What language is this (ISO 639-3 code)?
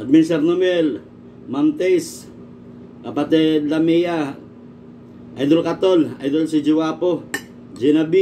fil